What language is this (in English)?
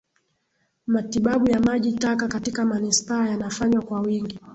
Swahili